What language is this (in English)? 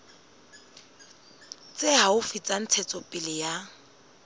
Southern Sotho